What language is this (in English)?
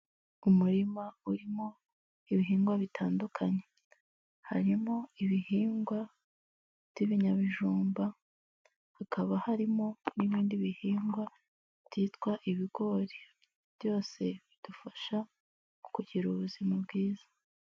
Kinyarwanda